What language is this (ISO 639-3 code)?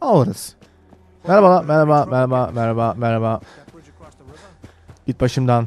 tur